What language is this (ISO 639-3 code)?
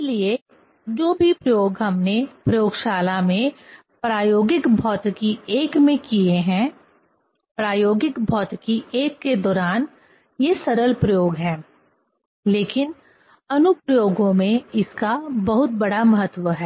hin